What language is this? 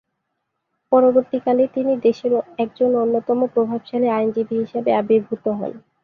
Bangla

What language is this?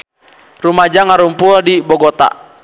Sundanese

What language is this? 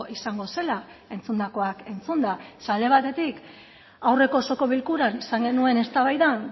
Basque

